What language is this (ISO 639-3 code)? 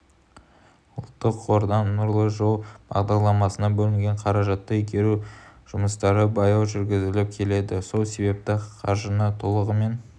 kaz